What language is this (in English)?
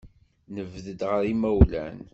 Kabyle